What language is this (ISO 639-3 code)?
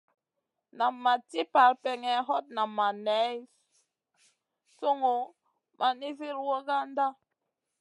mcn